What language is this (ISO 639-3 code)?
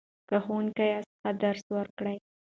pus